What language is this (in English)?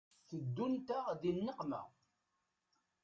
Kabyle